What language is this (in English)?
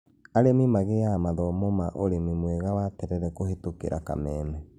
Kikuyu